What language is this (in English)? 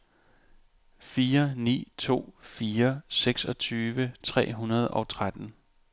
Danish